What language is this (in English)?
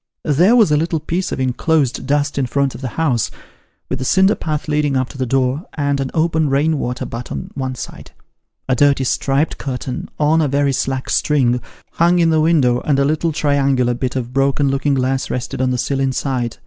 English